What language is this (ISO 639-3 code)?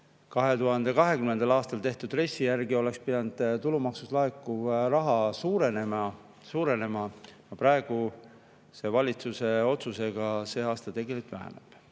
est